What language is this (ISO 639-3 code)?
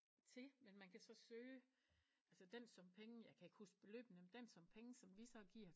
dan